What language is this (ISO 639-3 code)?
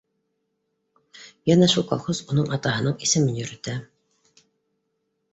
bak